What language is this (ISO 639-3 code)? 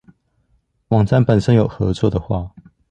zho